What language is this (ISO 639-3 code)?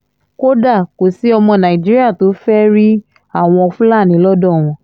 yor